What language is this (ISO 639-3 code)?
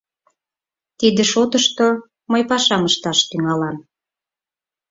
chm